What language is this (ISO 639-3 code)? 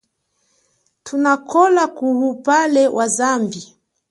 cjk